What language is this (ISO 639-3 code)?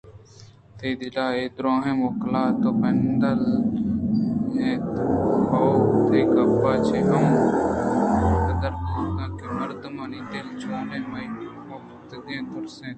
bgp